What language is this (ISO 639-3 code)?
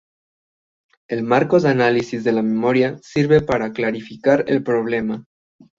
spa